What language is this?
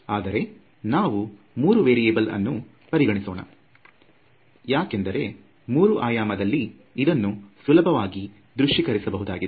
Kannada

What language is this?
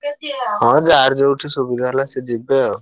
Odia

